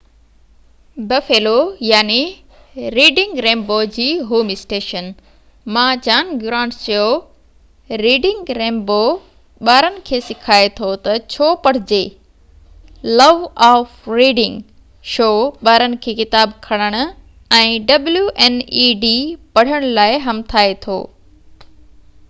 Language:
Sindhi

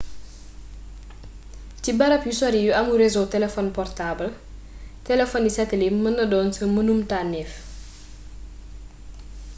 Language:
Wolof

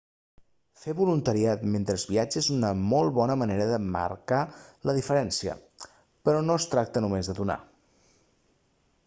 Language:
Catalan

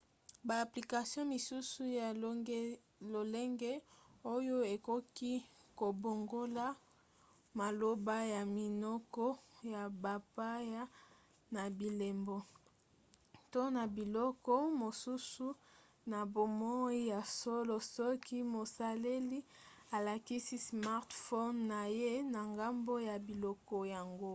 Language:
Lingala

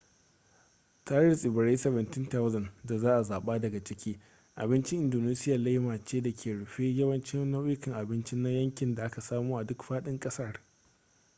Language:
Hausa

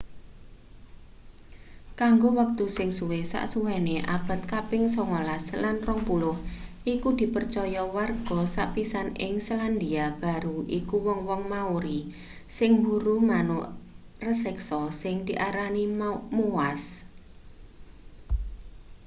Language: Javanese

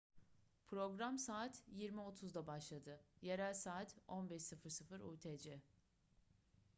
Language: Turkish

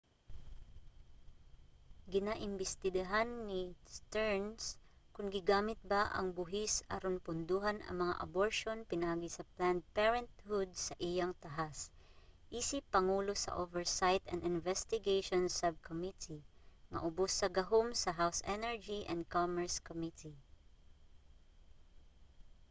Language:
Cebuano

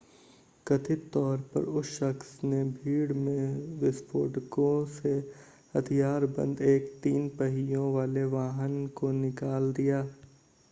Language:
Hindi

